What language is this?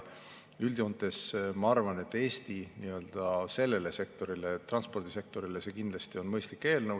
Estonian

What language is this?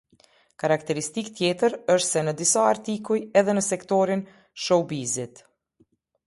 Albanian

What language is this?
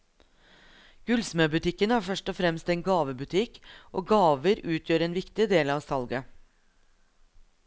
Norwegian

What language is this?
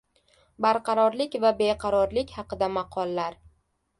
Uzbek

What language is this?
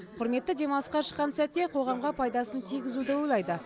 Kazakh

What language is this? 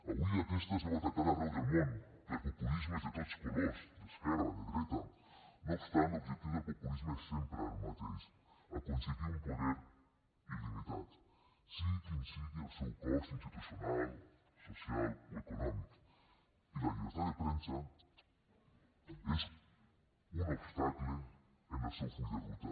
Catalan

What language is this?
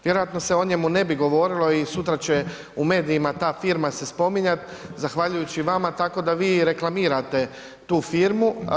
Croatian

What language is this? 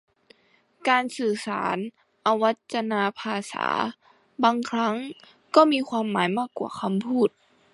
Thai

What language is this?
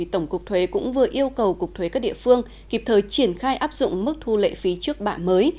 Vietnamese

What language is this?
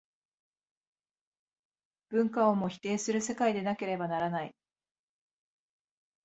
Japanese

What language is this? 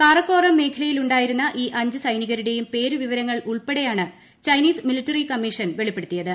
Malayalam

